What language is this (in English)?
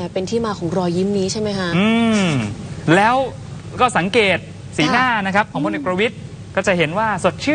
Thai